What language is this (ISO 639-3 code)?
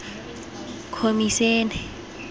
tsn